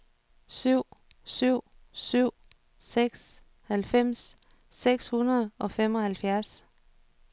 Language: Danish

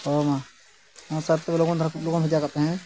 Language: Santali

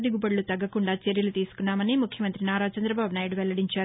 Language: Telugu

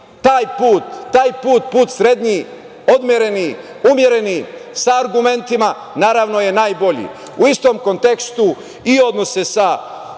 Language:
Serbian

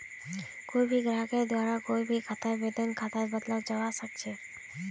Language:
Magahi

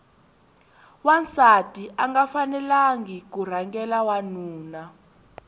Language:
Tsonga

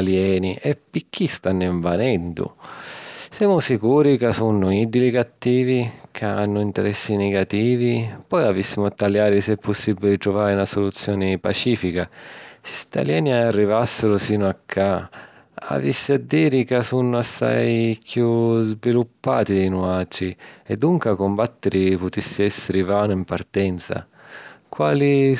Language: Sicilian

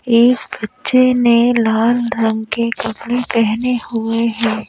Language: Hindi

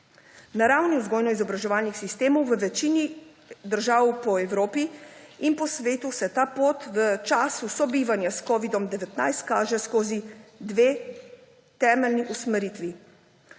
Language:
Slovenian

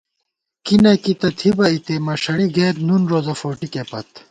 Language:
Gawar-Bati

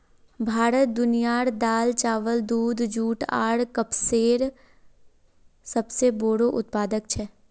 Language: Magahi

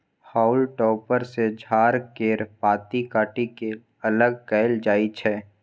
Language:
Maithili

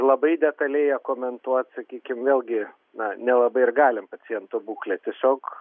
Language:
Lithuanian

